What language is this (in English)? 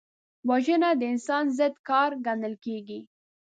Pashto